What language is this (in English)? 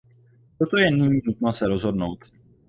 Czech